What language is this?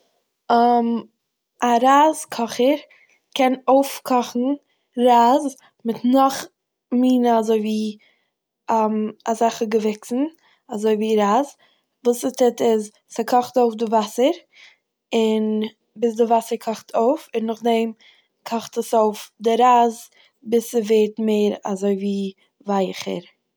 Yiddish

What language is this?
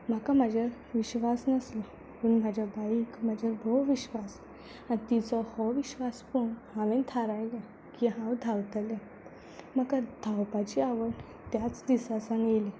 Konkani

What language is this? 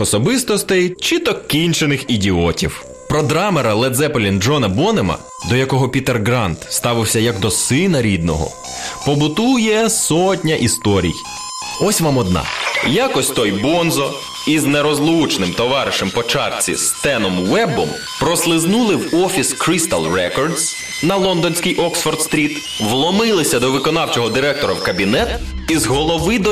Ukrainian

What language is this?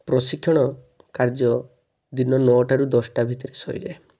Odia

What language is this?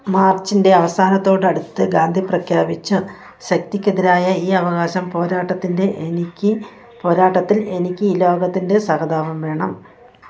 Malayalam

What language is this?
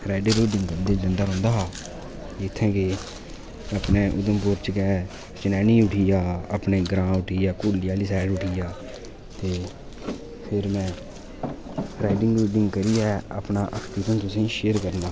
Dogri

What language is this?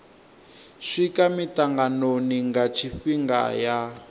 Venda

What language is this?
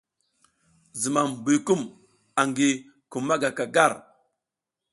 South Giziga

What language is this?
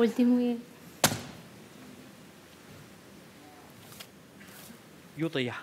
Romanian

